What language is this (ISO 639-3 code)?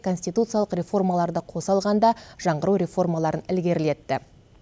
kaz